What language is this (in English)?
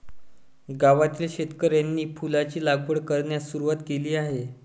Marathi